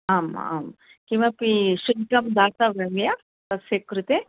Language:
Sanskrit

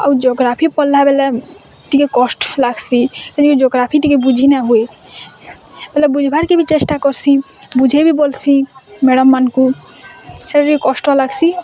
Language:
Odia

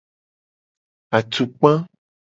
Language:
Gen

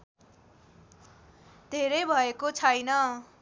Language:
Nepali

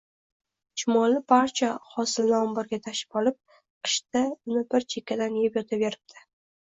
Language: Uzbek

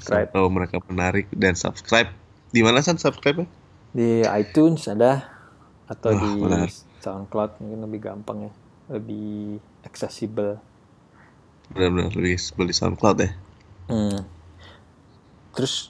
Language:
Indonesian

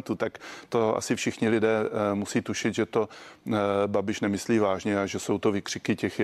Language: Czech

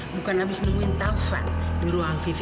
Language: Indonesian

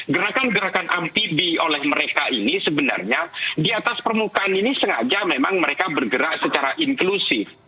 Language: Indonesian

